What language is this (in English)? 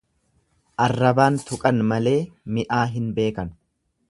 Oromo